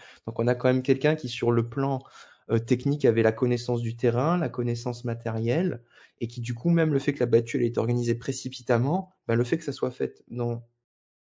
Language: French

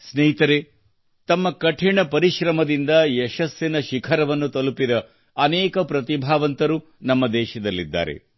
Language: Kannada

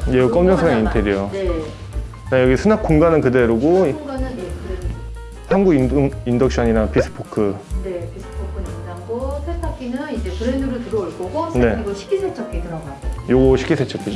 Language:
Korean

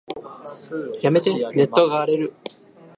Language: Japanese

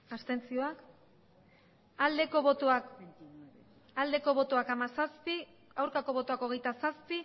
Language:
Basque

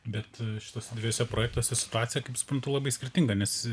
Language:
Lithuanian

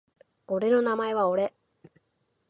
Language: Japanese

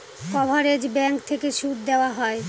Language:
Bangla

